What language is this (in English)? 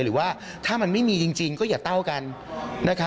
Thai